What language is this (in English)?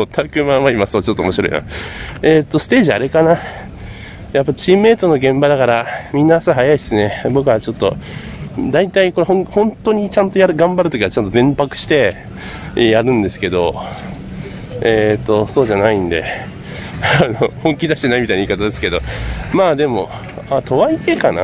Japanese